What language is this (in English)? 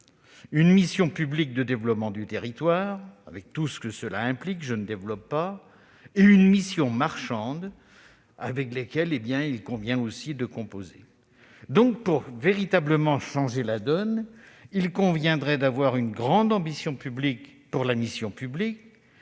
French